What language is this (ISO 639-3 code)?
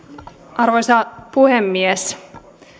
fin